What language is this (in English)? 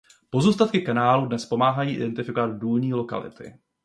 Czech